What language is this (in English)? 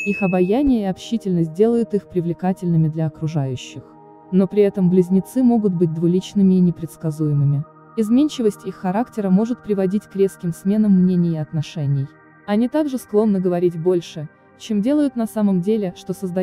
Russian